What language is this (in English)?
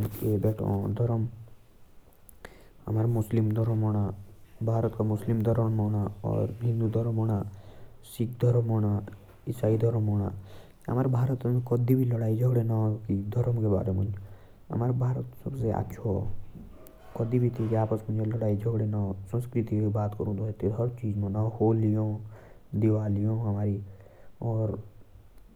Jaunsari